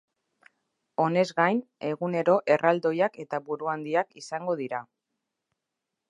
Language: Basque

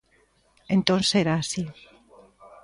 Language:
Galician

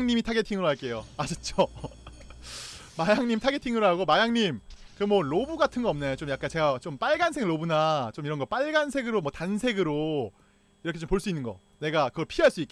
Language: Korean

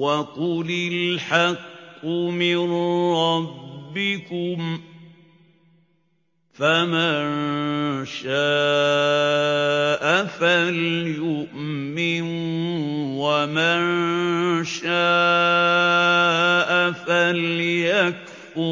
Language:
Arabic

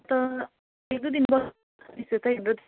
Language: Nepali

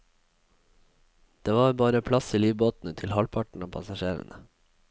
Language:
Norwegian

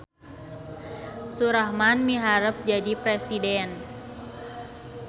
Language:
Sundanese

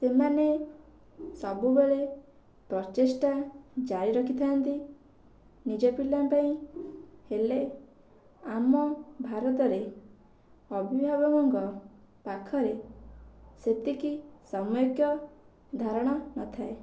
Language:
Odia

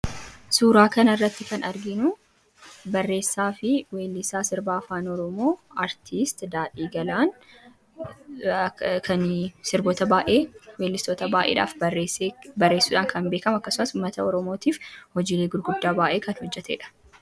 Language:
Oromo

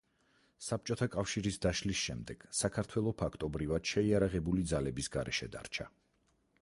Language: Georgian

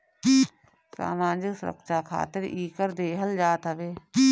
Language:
Bhojpuri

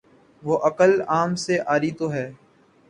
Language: Urdu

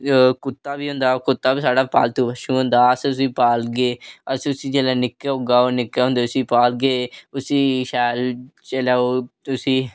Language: Dogri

